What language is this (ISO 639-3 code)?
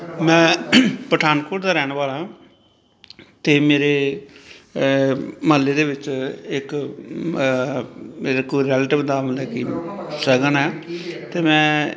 pan